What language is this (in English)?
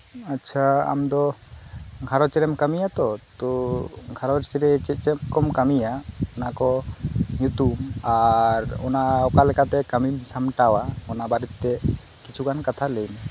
Santali